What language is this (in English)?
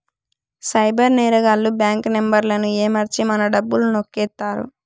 Telugu